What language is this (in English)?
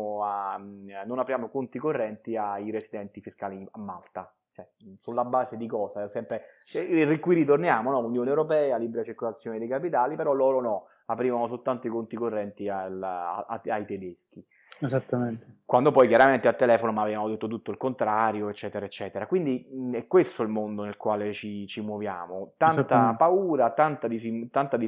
Italian